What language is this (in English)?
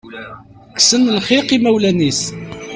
Kabyle